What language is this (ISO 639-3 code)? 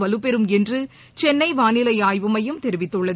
tam